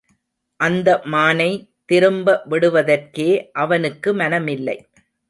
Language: Tamil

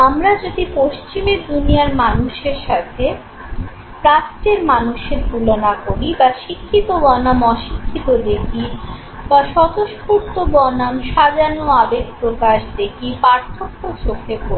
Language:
Bangla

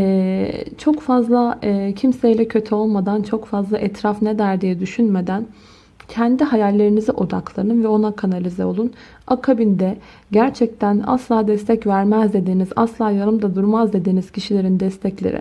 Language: Turkish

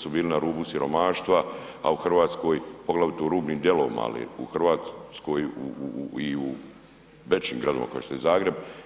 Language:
Croatian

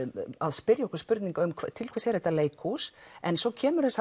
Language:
Icelandic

